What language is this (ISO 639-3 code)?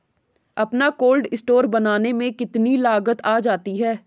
hin